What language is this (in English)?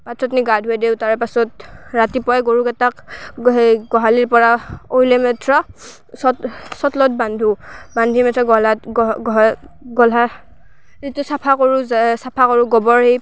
Assamese